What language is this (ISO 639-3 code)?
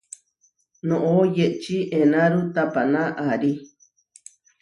var